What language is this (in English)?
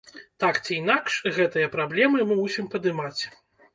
Belarusian